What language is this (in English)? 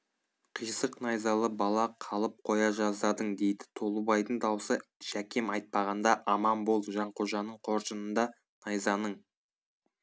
Kazakh